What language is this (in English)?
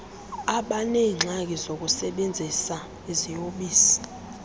Xhosa